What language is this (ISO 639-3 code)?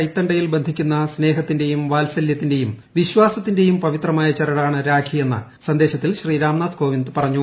mal